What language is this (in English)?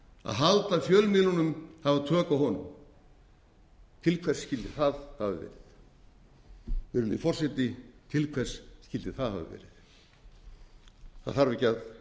Icelandic